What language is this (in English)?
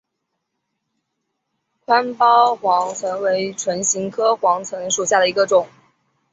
Chinese